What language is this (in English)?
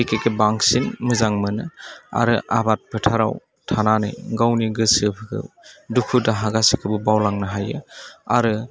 Bodo